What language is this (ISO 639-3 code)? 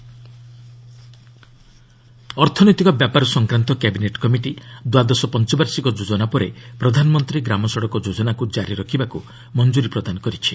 ori